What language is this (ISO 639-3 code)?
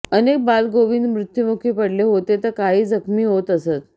mar